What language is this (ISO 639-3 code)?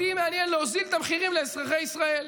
heb